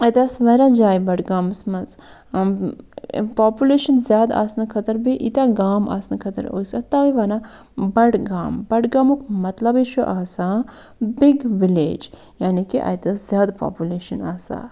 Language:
Kashmiri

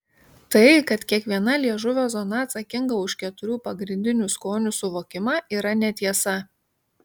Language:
Lithuanian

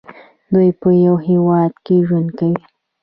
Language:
Pashto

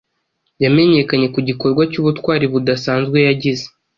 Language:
Kinyarwanda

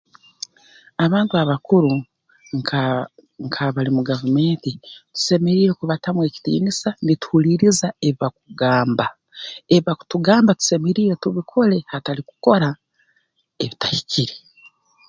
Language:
Tooro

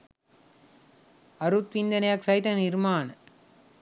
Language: Sinhala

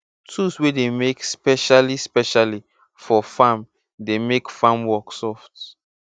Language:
Nigerian Pidgin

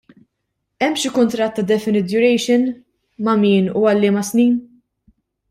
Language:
Maltese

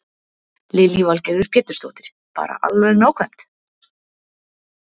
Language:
Icelandic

